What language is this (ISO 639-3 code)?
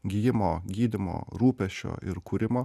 lit